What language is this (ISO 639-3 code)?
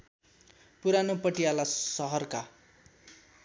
nep